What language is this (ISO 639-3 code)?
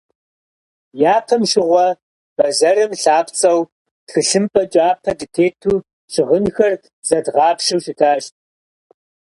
kbd